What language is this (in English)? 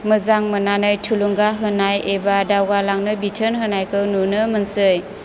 Bodo